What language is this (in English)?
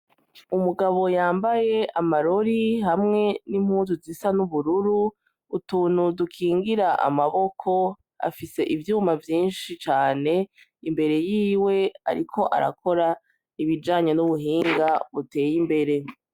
Rundi